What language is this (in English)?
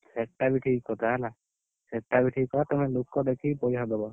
Odia